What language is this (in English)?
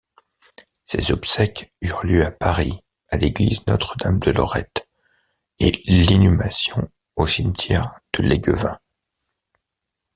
French